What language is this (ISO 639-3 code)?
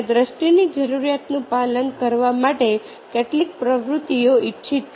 guj